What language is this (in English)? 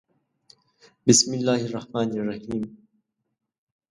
Pashto